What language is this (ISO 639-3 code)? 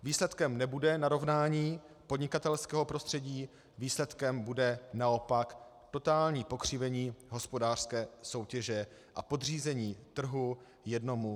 ces